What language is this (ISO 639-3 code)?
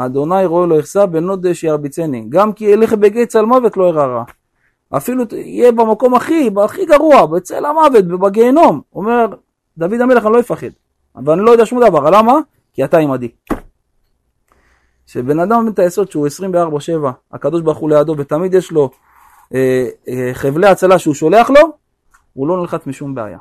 heb